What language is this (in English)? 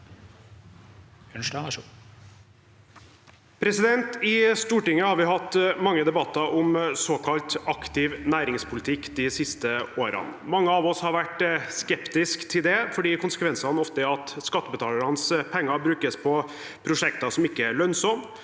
Norwegian